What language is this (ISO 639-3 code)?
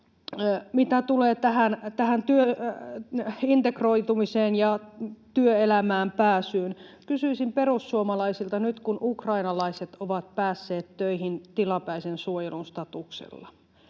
fin